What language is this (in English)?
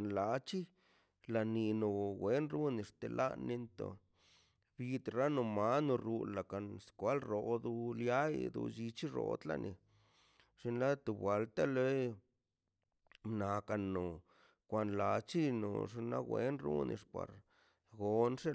Mazaltepec Zapotec